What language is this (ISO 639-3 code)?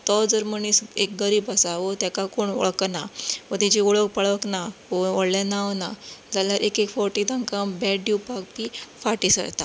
kok